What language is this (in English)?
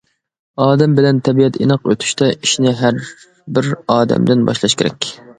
Uyghur